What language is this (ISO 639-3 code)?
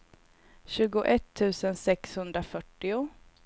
swe